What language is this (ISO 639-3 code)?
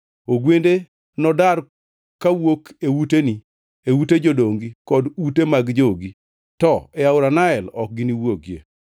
luo